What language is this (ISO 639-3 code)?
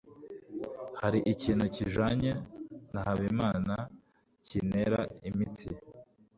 kin